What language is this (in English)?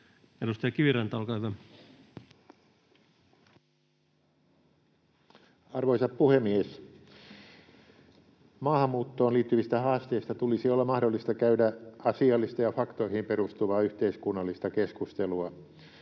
Finnish